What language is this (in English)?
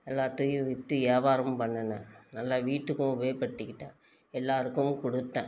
Tamil